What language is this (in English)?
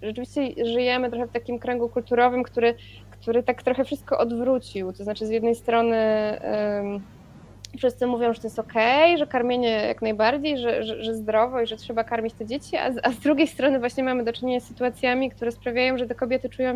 Polish